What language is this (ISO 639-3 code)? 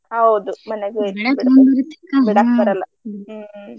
kan